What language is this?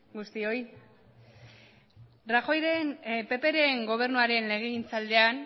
Basque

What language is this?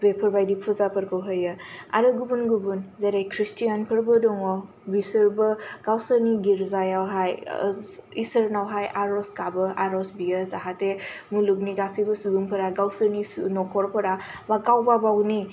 Bodo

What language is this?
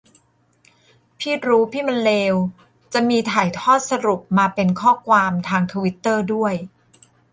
Thai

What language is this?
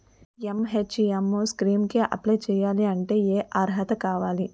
Telugu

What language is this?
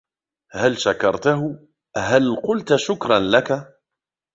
Arabic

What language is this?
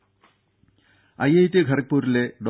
Malayalam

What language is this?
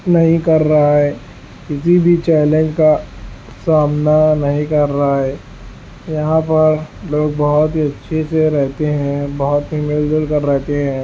Urdu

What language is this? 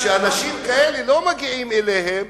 Hebrew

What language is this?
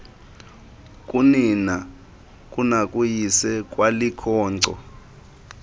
Xhosa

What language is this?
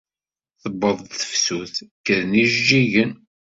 Kabyle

